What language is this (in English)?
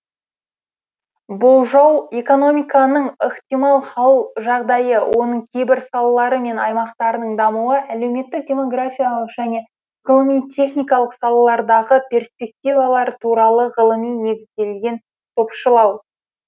Kazakh